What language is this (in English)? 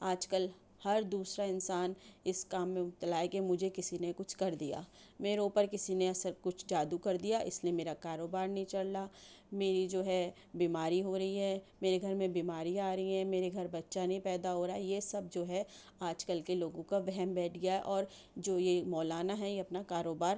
Urdu